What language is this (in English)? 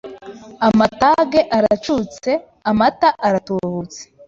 Kinyarwanda